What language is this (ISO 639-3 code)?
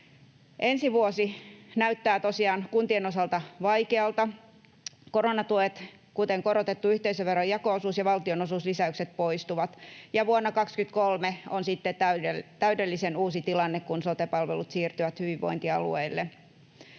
fin